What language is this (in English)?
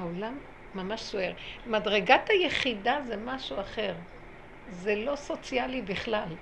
Hebrew